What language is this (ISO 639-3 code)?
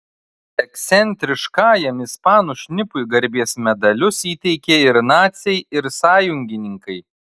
lit